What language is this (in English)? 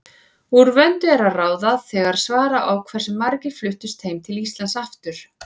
Icelandic